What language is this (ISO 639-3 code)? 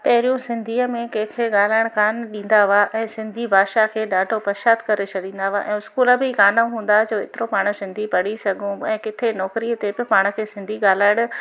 snd